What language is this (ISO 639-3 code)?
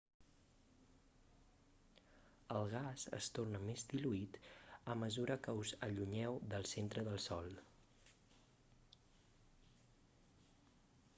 cat